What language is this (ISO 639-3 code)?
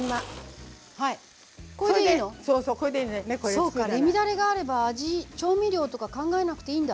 jpn